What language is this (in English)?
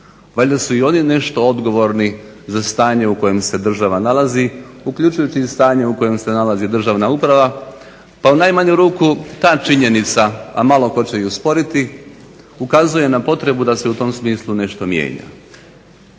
Croatian